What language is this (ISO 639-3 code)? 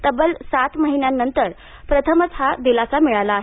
mar